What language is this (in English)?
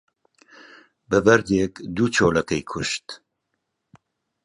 Central Kurdish